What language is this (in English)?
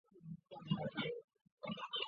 Chinese